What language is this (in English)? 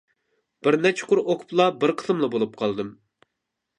Uyghur